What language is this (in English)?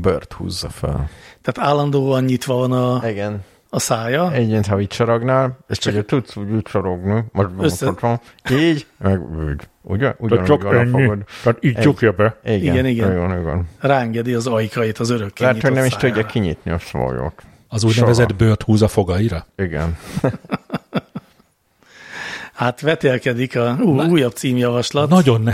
Hungarian